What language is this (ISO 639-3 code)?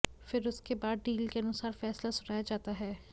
hin